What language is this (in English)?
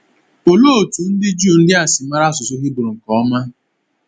Igbo